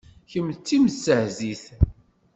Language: Kabyle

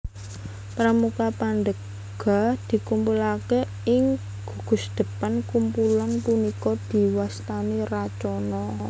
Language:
Javanese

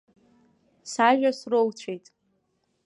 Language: Abkhazian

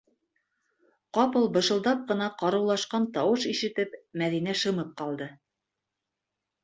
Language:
Bashkir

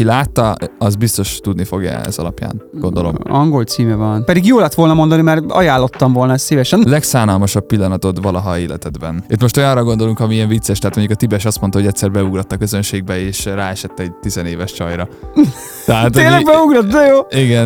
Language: Hungarian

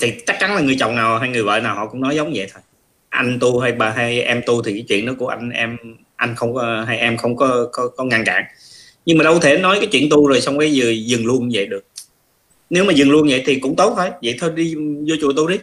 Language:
Vietnamese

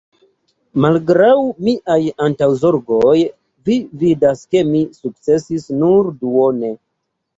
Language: Esperanto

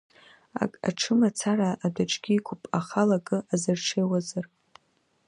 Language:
Abkhazian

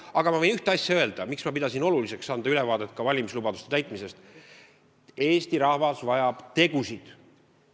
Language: Estonian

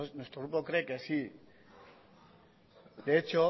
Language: Spanish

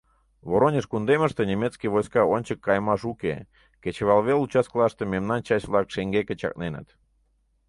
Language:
Mari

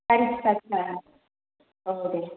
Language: Bodo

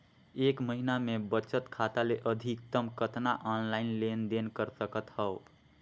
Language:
Chhattisgarhi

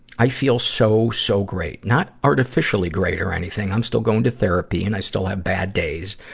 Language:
English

